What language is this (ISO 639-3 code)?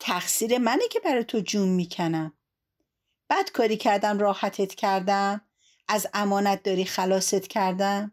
fas